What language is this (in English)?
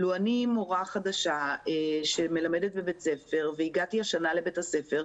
Hebrew